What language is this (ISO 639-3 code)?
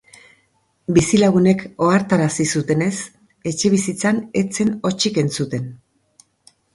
eus